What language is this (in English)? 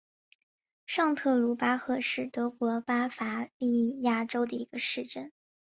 Chinese